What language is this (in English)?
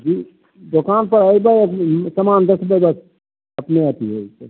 Maithili